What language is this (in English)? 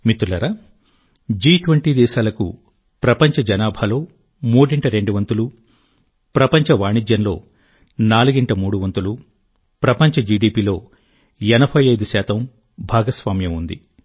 Telugu